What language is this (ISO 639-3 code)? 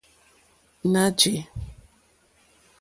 bri